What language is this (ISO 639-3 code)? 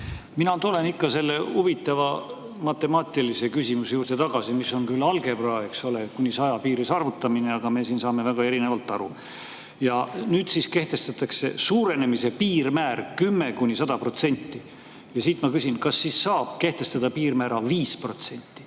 est